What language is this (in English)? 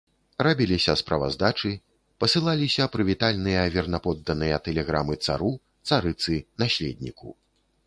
Belarusian